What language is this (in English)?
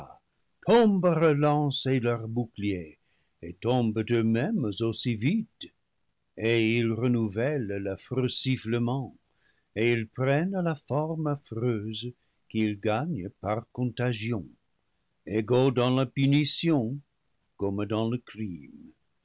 French